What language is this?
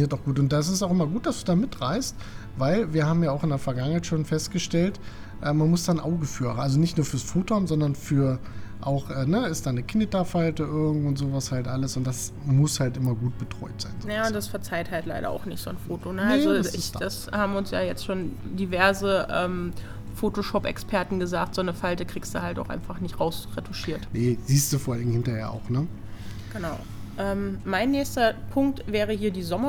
German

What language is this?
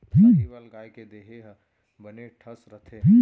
Chhattisgarhi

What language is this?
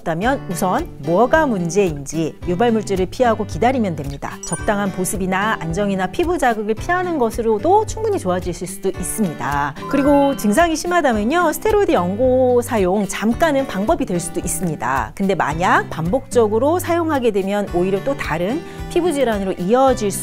Korean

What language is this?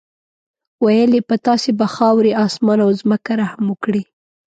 Pashto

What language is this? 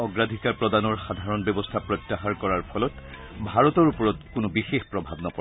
Assamese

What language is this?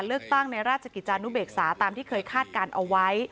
Thai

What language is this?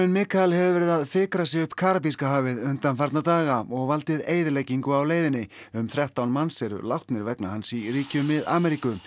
Icelandic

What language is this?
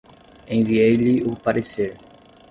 Portuguese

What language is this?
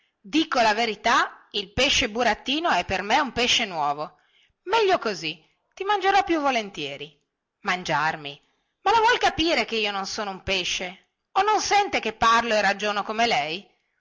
Italian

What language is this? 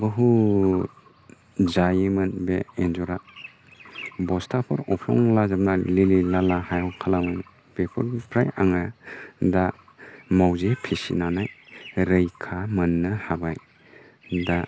Bodo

